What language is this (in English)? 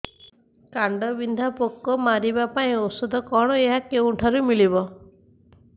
Odia